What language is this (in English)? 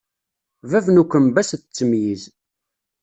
Kabyle